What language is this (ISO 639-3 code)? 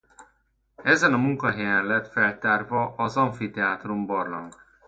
hun